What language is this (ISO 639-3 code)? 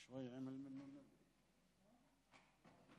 heb